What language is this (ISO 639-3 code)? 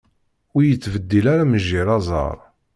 kab